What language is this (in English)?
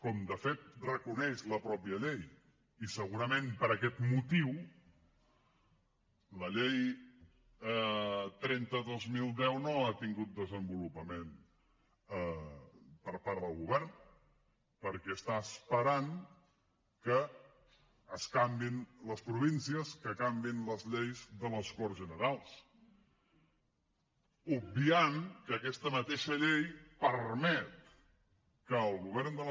Catalan